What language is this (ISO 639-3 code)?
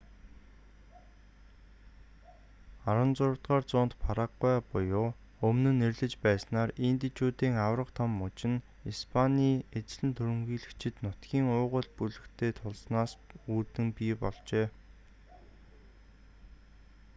mon